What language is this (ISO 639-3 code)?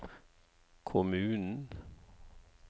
nor